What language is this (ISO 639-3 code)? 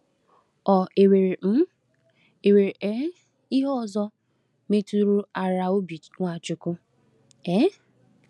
ibo